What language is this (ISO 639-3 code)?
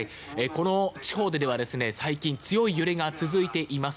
jpn